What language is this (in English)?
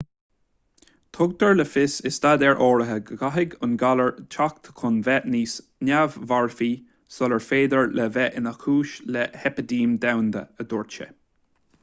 Irish